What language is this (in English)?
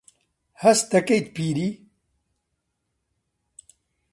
Central Kurdish